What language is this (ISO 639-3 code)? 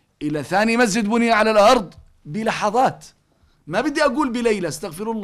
ara